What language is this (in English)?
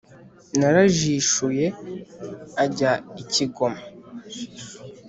Kinyarwanda